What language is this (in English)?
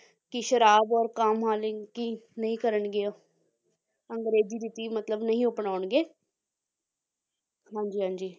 Punjabi